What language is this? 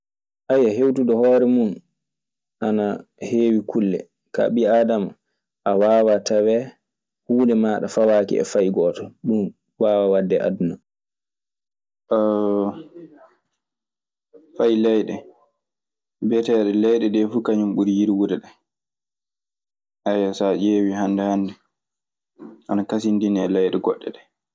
Maasina Fulfulde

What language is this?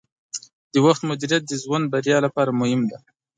Pashto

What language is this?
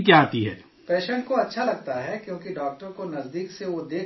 Urdu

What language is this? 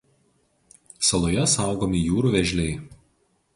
Lithuanian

